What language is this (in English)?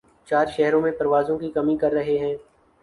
Urdu